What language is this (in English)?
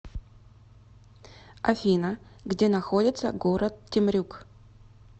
Russian